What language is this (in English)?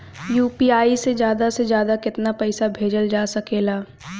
Bhojpuri